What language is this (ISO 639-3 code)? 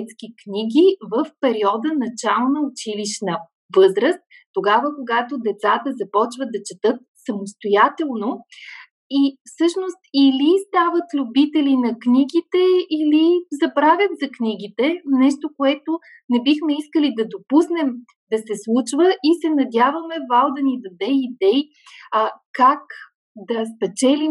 bul